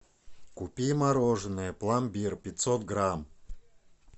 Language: Russian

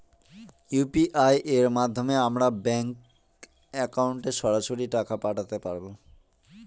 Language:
Bangla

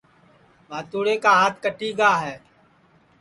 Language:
Sansi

